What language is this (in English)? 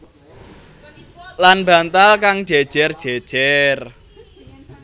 Javanese